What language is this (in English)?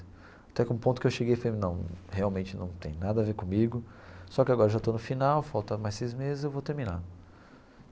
Portuguese